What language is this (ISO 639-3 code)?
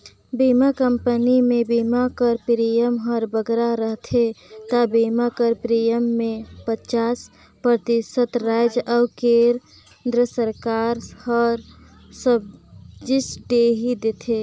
hne